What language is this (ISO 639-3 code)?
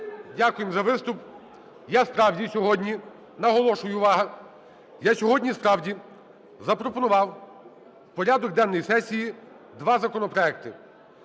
ukr